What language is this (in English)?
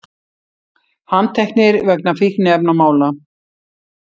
Icelandic